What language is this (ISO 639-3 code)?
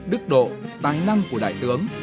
vie